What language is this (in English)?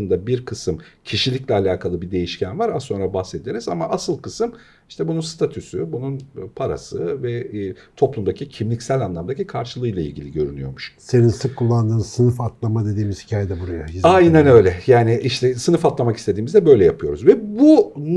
Turkish